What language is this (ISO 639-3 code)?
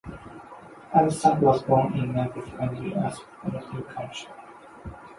eng